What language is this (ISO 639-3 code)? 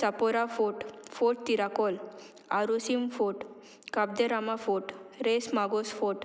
kok